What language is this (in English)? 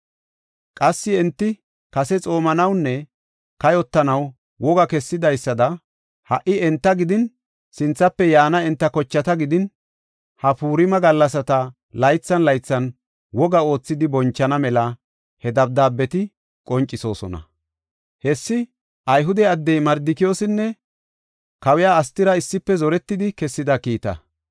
Gofa